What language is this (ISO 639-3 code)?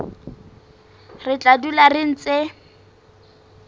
sot